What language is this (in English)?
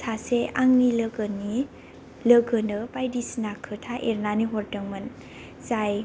Bodo